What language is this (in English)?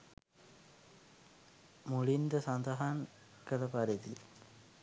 Sinhala